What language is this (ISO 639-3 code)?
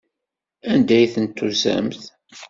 kab